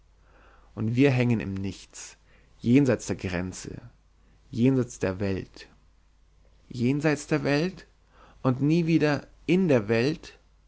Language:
German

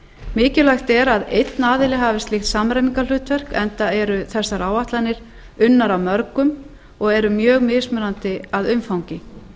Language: Icelandic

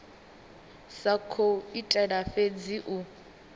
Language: Venda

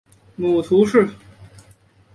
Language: Chinese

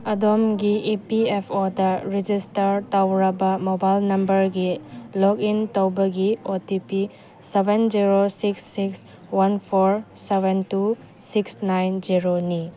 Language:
Manipuri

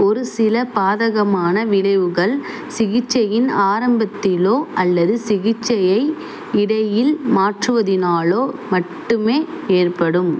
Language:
Tamil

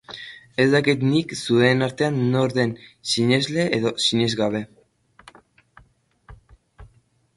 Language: Basque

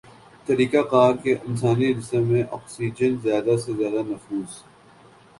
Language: Urdu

